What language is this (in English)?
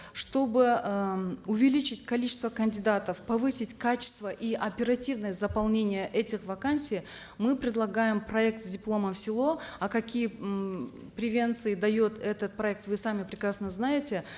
Kazakh